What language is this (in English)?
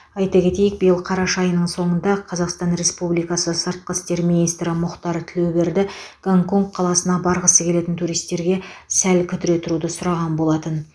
Kazakh